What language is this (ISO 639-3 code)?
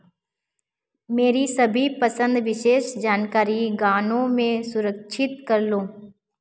hin